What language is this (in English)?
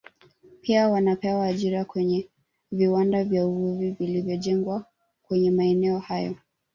Swahili